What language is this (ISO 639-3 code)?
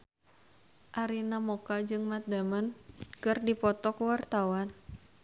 sun